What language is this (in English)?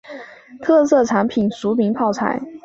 Chinese